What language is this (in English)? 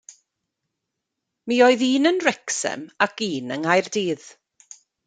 Welsh